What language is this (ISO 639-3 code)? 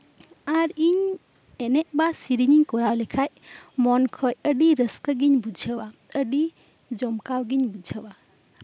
sat